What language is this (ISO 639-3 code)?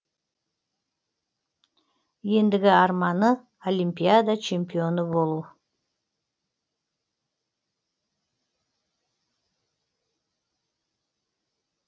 kaz